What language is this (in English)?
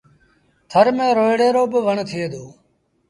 Sindhi Bhil